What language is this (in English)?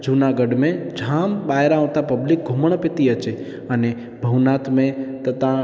Sindhi